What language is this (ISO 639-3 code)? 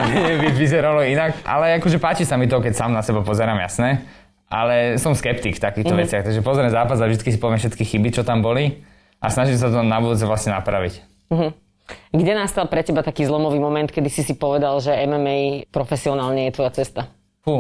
slk